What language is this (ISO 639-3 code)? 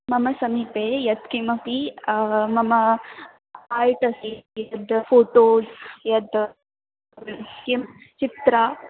san